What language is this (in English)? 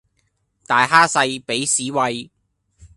Cantonese